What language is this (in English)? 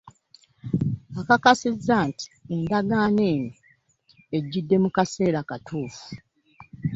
Ganda